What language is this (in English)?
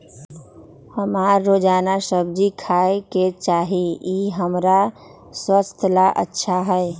Magahi